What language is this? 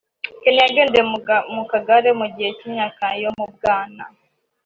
Kinyarwanda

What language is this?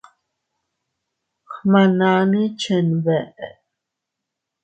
Teutila Cuicatec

